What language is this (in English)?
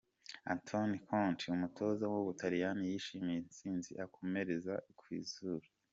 Kinyarwanda